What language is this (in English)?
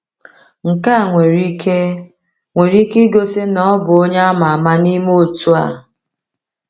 Igbo